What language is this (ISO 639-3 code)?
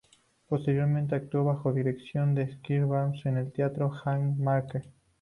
spa